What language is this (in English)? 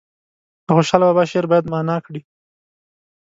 Pashto